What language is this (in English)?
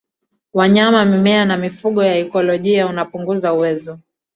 Swahili